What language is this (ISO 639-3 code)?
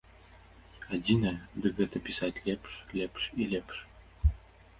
bel